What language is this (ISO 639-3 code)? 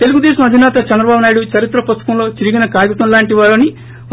tel